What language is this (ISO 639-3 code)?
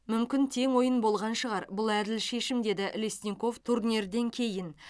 kaz